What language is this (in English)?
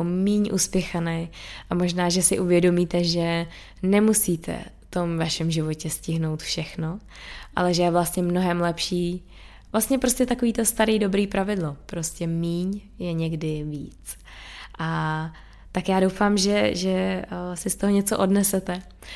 Czech